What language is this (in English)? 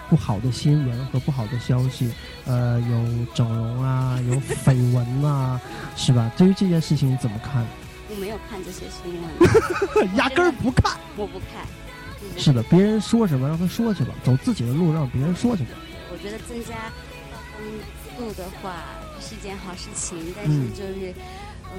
Chinese